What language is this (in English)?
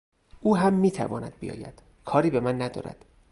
Persian